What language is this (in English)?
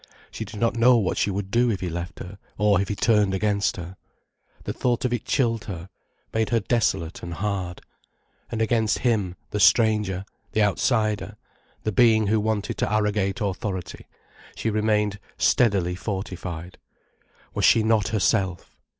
English